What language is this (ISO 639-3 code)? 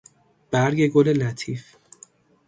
fas